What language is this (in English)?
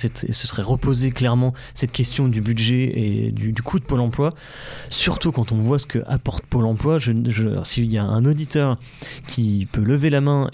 French